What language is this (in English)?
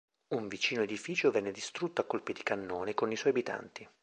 Italian